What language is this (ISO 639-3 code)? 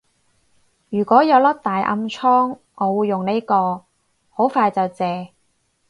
yue